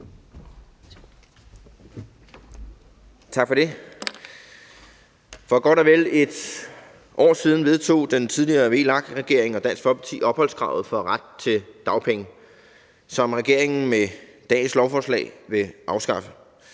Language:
Danish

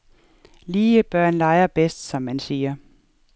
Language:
Danish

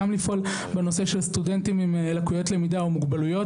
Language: Hebrew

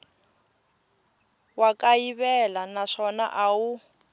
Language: Tsonga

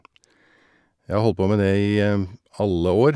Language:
Norwegian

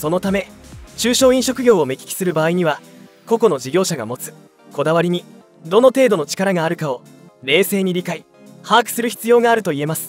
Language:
Japanese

